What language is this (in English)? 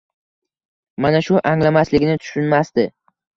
Uzbek